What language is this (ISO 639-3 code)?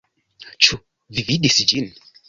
epo